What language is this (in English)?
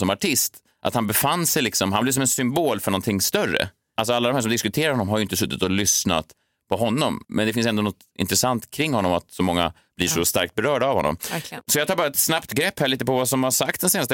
Swedish